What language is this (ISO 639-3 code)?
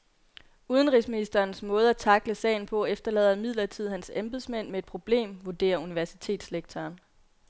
dan